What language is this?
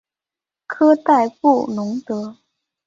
Chinese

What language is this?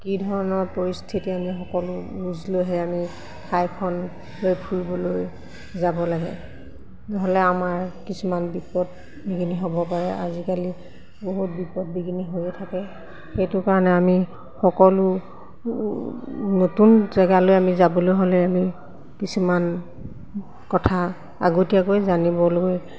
Assamese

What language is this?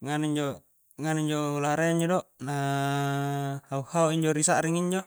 Coastal Konjo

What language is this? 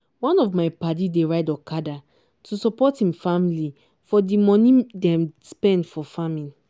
Nigerian Pidgin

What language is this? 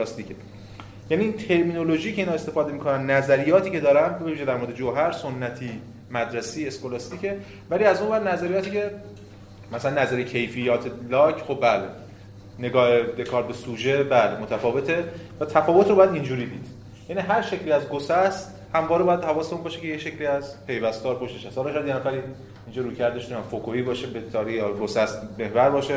Persian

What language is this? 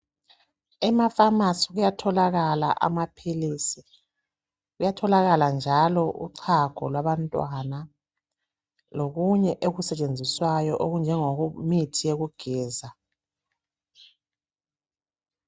North Ndebele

